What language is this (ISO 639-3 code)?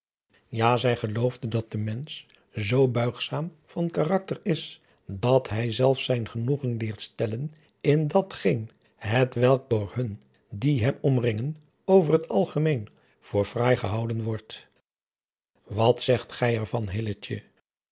nld